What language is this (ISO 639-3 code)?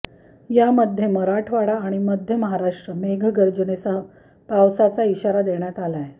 mar